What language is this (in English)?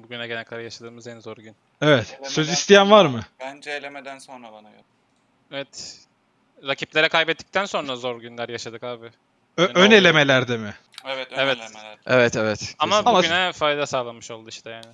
Turkish